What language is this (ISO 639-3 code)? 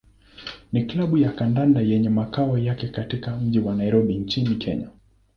swa